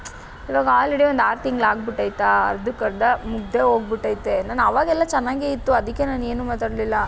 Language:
Kannada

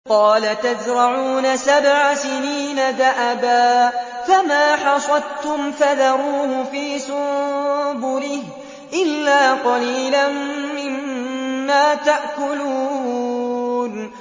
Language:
Arabic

